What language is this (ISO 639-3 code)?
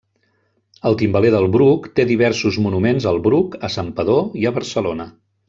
cat